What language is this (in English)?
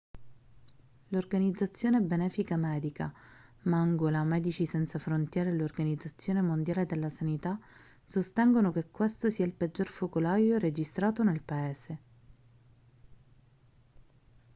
Italian